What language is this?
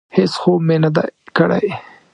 Pashto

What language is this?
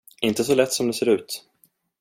Swedish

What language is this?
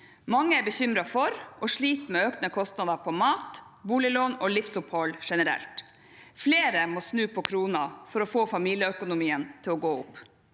Norwegian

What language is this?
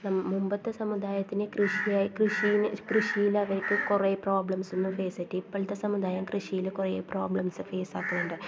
Malayalam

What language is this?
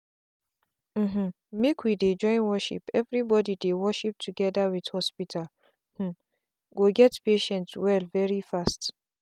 Nigerian Pidgin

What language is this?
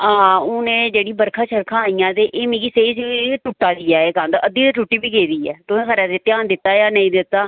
Dogri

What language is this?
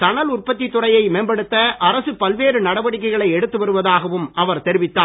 Tamil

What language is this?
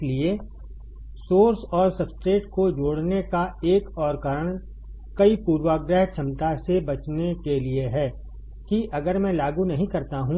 Hindi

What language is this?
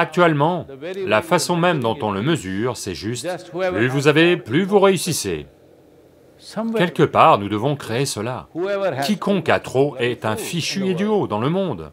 French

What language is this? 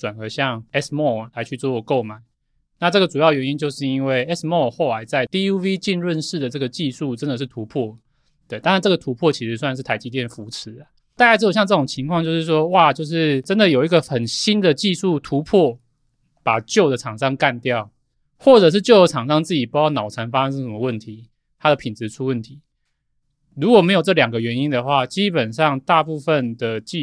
Chinese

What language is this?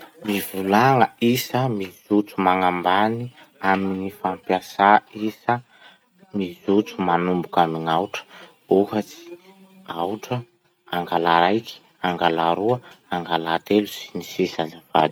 Masikoro Malagasy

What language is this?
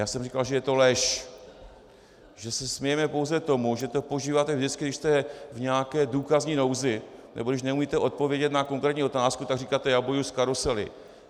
Czech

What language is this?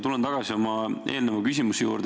Estonian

